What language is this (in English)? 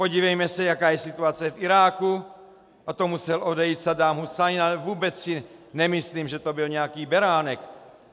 Czech